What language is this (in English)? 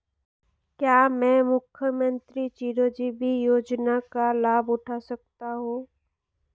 Hindi